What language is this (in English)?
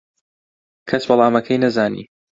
Central Kurdish